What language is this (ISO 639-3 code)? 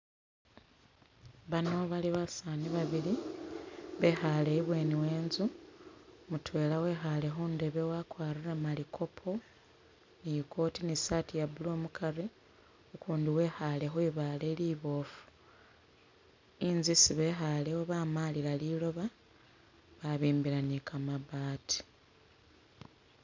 myx